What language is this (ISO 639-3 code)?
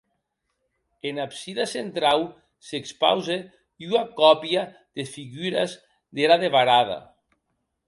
oci